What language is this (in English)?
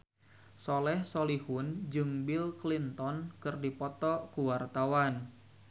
Sundanese